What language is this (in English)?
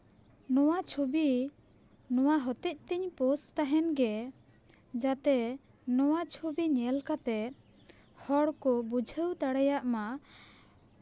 Santali